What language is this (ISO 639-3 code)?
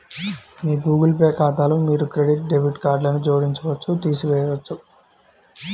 tel